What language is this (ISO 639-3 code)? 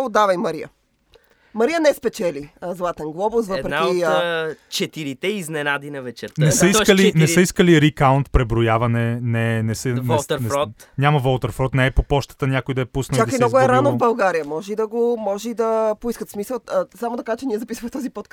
bul